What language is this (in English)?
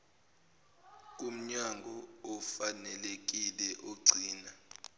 Zulu